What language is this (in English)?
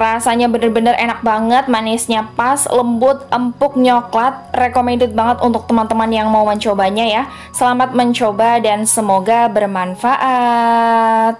Indonesian